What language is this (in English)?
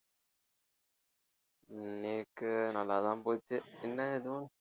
Tamil